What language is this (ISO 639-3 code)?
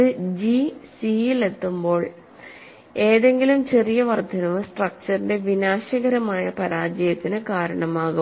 mal